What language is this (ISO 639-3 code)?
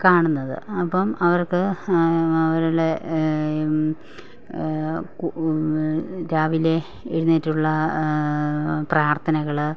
mal